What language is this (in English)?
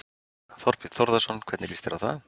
Icelandic